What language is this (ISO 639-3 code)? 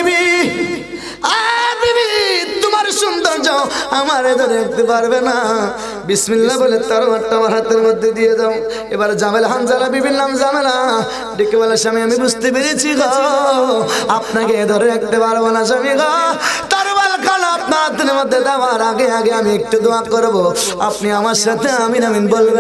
tur